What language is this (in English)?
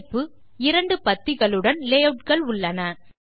Tamil